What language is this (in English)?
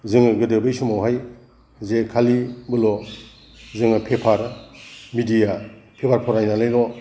Bodo